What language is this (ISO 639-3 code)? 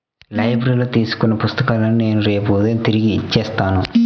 tel